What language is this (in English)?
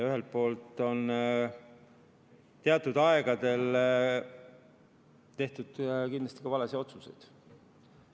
Estonian